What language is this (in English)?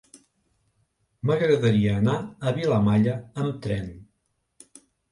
Catalan